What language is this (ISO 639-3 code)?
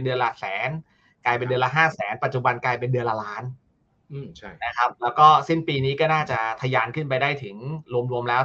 tha